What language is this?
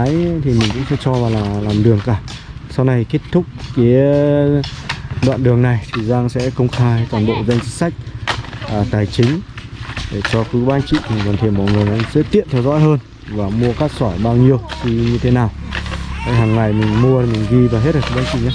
Vietnamese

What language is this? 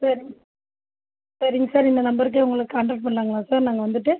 Tamil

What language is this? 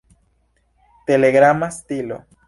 Esperanto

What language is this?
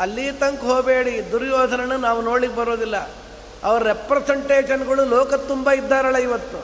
Kannada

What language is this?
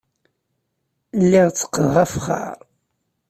Kabyle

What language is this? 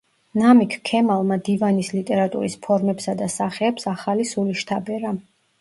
Georgian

